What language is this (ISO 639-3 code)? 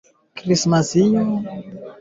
swa